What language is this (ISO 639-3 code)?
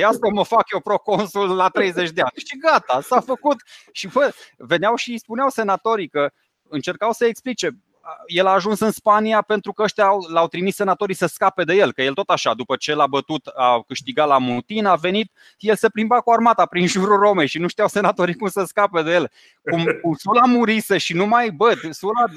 ron